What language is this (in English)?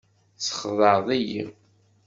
Kabyle